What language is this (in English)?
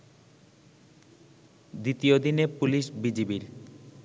Bangla